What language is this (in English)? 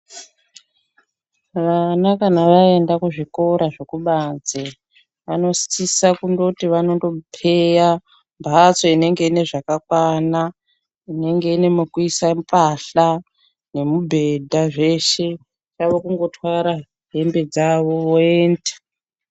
Ndau